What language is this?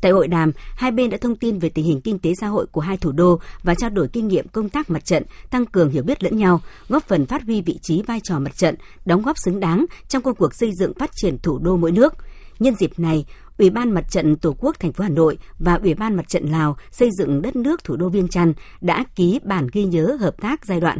Vietnamese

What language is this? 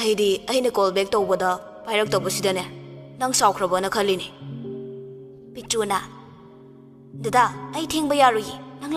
Indonesian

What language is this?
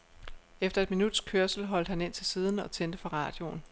Danish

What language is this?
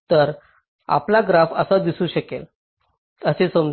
Marathi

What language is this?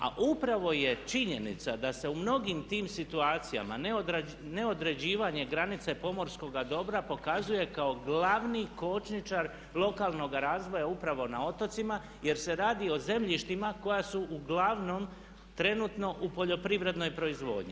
Croatian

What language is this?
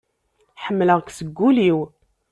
Kabyle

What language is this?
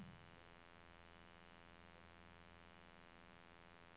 Norwegian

